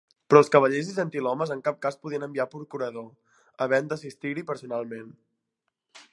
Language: Catalan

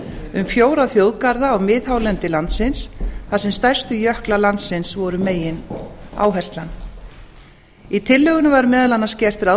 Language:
Icelandic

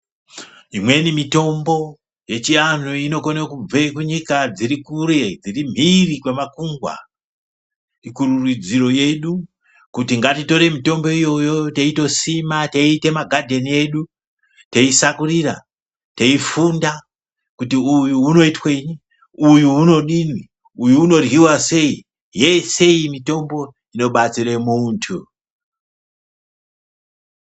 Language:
Ndau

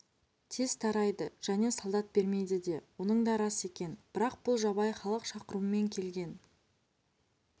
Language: Kazakh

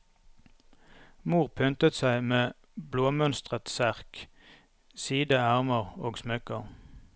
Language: Norwegian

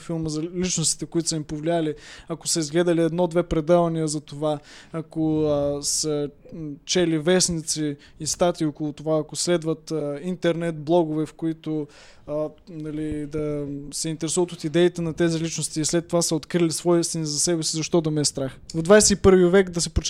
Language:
Bulgarian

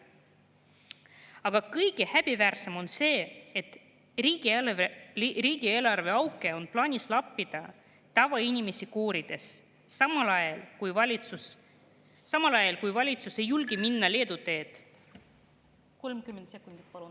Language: Estonian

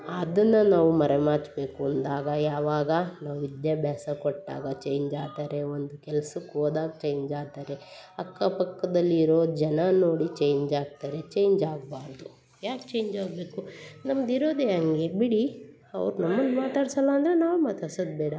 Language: Kannada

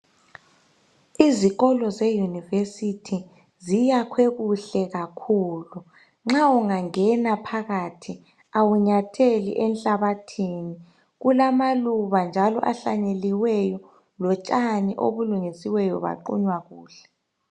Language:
North Ndebele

